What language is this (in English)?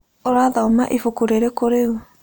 Kikuyu